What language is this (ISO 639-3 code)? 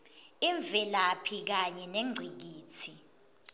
ssw